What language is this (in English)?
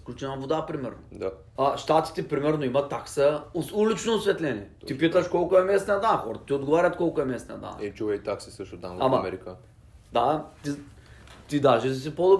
Bulgarian